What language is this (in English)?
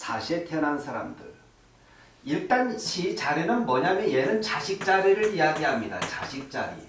Korean